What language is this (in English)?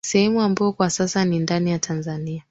Swahili